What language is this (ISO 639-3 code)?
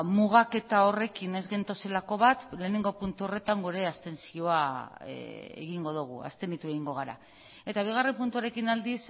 eus